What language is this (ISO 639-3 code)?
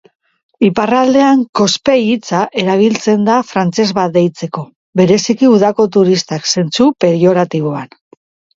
eus